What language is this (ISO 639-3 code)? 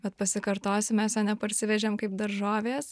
lit